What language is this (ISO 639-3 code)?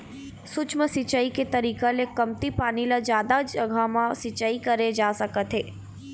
hne